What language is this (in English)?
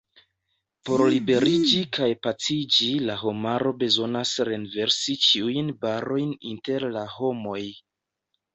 Esperanto